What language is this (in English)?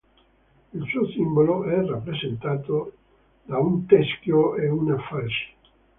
Italian